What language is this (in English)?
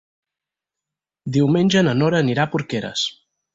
Catalan